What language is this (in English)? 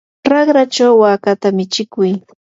Yanahuanca Pasco Quechua